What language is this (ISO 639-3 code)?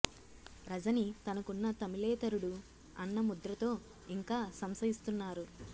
tel